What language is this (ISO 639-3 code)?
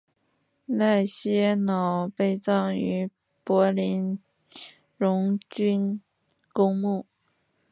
zho